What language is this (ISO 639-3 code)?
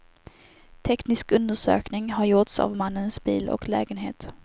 swe